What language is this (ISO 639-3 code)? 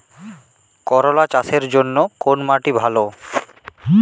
ben